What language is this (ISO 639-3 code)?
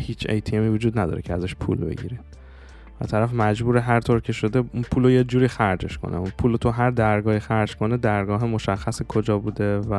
fas